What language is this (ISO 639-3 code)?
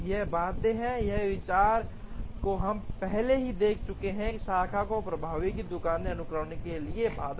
hin